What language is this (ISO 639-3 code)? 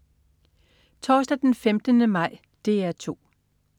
dan